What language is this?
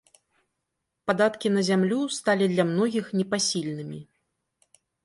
Belarusian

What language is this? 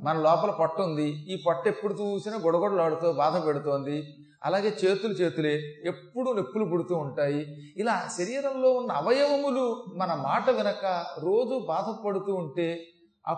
Telugu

